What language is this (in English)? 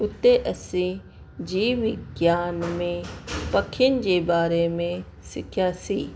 Sindhi